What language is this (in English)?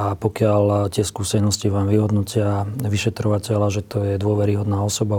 Slovak